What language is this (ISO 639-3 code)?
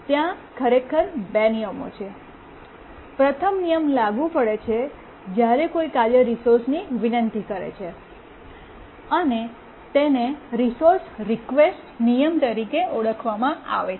guj